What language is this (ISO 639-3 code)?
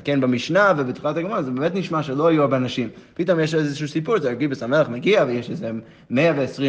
heb